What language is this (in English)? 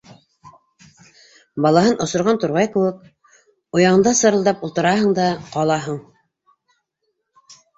Bashkir